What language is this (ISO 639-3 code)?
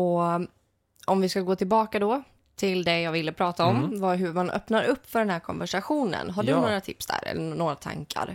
swe